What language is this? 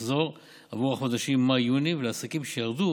Hebrew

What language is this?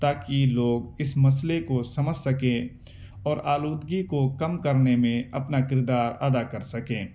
Urdu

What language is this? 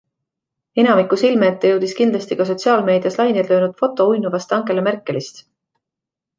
Estonian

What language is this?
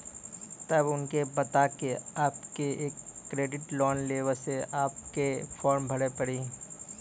Maithili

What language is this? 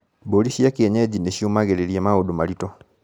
Kikuyu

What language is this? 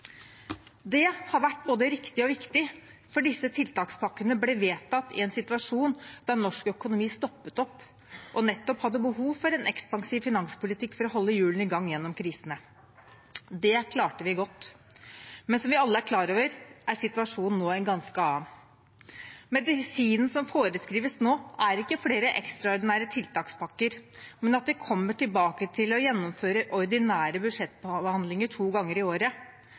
Norwegian Bokmål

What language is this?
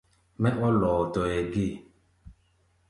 Gbaya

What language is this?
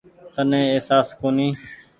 Goaria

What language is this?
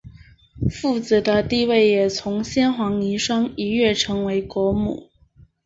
Chinese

